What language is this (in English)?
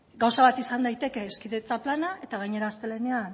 Basque